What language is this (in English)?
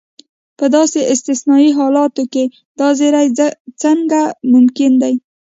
Pashto